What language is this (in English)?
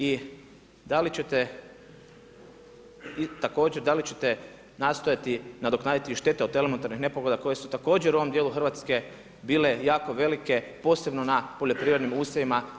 Croatian